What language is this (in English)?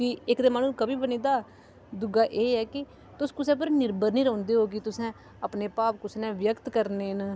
Dogri